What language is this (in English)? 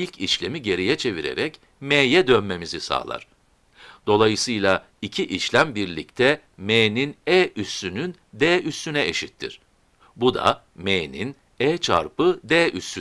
Turkish